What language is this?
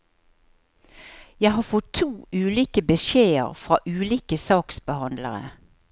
Norwegian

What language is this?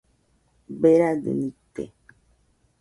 Nüpode Huitoto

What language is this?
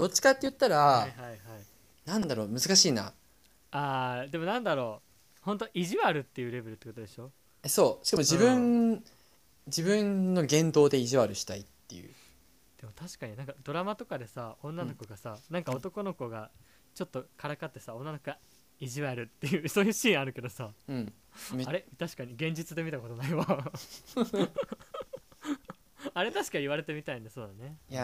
Japanese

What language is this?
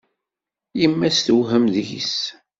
Kabyle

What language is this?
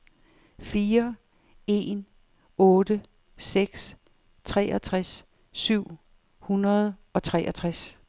Danish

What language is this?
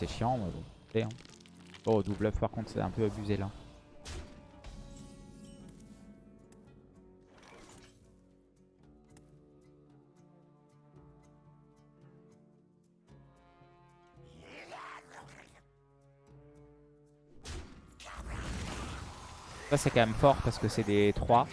French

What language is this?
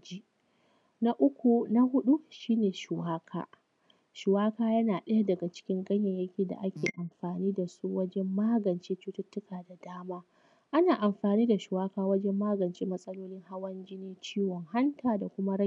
Hausa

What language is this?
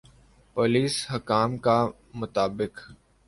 Urdu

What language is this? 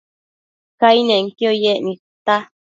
Matsés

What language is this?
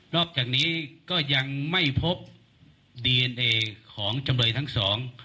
Thai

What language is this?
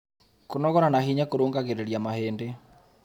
Kikuyu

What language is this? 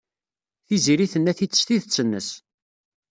Kabyle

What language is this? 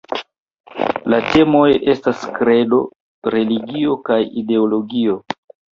Esperanto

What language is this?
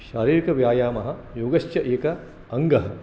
Sanskrit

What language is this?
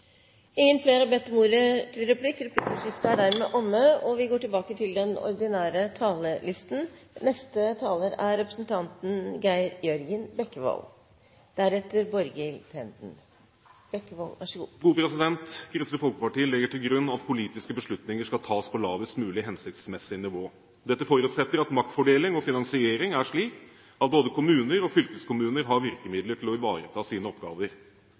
Norwegian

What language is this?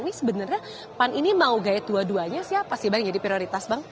Indonesian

